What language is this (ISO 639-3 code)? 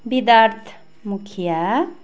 nep